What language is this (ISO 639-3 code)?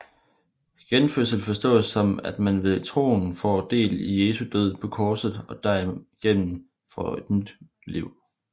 dan